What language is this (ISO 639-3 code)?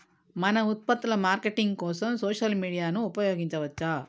tel